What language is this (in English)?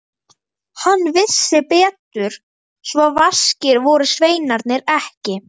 Icelandic